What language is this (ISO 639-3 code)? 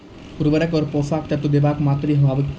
mai